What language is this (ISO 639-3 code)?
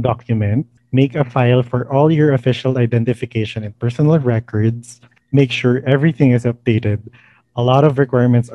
fil